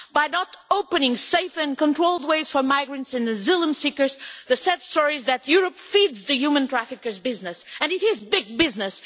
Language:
English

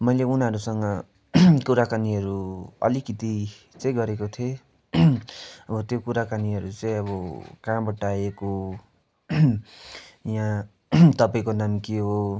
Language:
Nepali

